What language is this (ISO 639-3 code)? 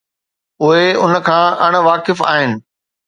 snd